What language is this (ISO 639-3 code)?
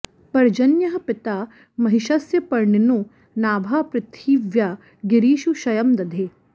san